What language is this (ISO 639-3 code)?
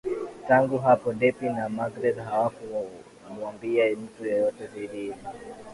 swa